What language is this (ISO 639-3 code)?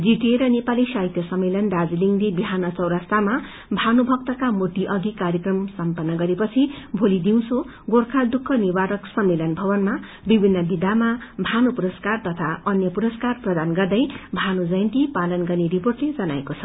nep